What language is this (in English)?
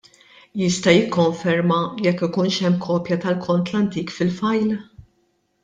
Maltese